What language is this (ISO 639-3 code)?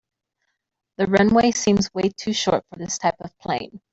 eng